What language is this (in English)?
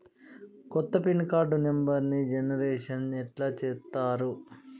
Telugu